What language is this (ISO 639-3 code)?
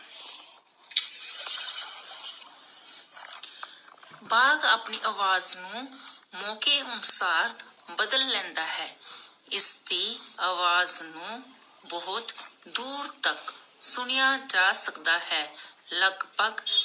pan